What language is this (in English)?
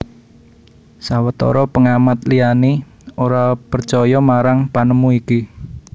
Javanese